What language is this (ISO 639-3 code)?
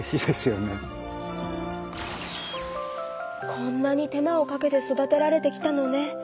jpn